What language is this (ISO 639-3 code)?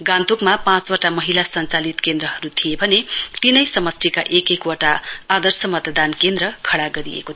nep